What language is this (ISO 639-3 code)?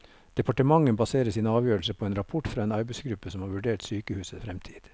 nor